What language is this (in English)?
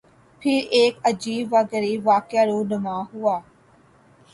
Urdu